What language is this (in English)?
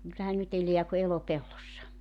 Finnish